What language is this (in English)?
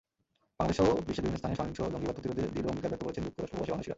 Bangla